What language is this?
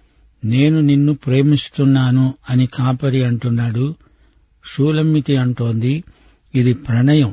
Telugu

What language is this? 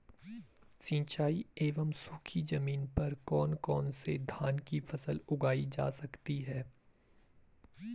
Hindi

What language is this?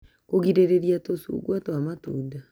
Kikuyu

